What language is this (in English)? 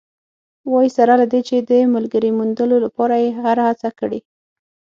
Pashto